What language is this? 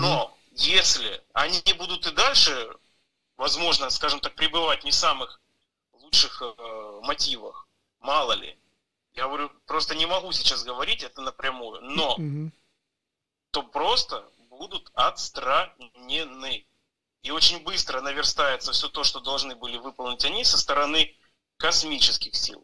Russian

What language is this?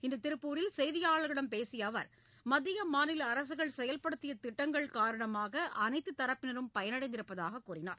Tamil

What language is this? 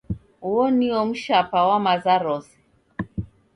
Taita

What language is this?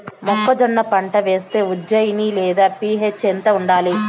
Telugu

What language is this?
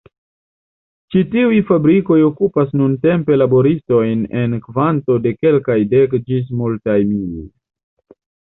Esperanto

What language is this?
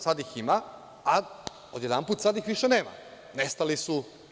Serbian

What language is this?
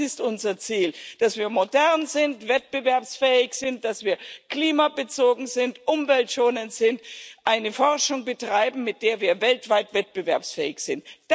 German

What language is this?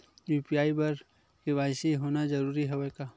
Chhattisgarhi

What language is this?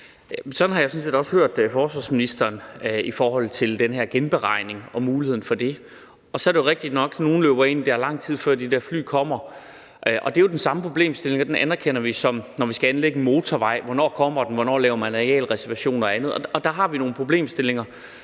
Danish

